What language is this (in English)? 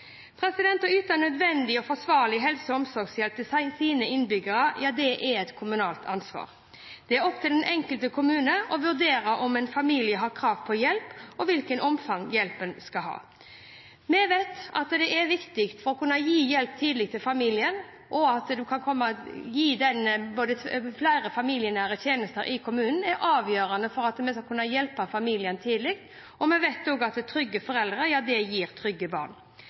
Norwegian Bokmål